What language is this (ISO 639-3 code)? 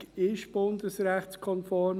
gsw